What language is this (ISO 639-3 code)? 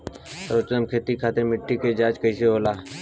bho